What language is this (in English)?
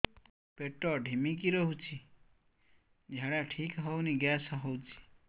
Odia